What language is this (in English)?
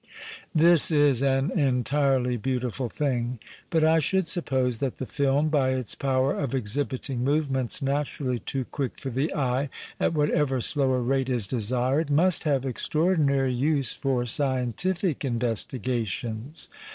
English